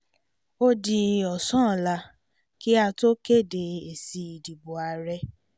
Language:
Yoruba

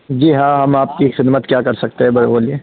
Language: Urdu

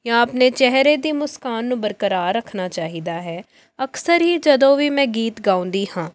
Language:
Punjabi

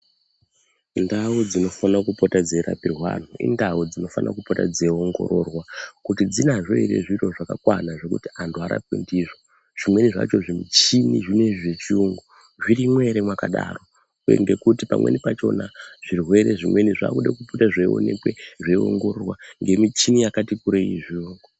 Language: Ndau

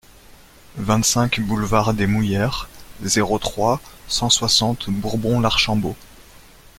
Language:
French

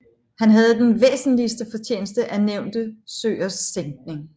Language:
Danish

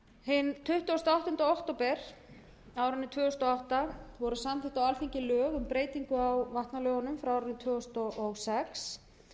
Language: Icelandic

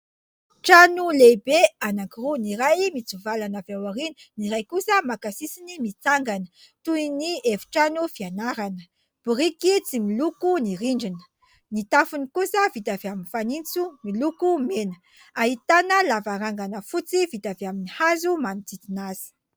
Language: Malagasy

